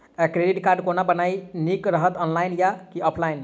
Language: Maithili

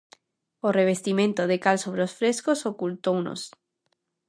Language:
Galician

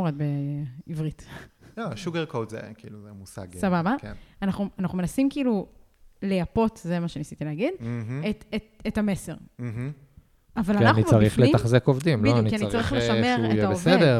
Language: Hebrew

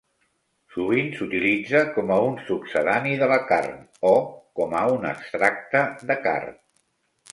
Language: Catalan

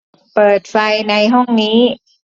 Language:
Thai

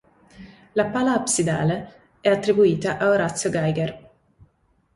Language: Italian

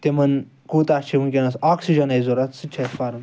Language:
Kashmiri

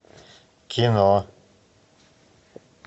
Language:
Russian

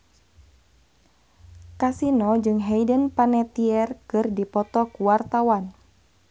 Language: Sundanese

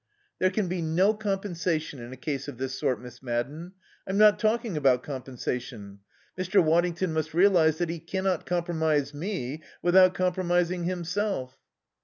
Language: English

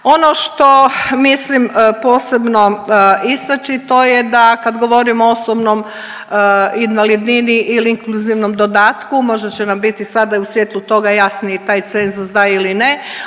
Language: Croatian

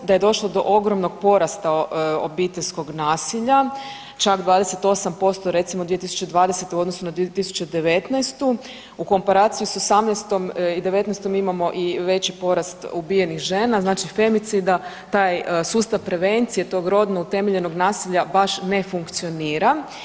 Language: Croatian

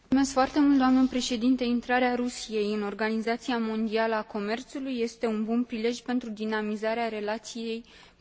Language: Romanian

